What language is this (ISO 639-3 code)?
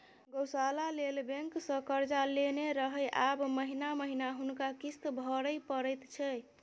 mai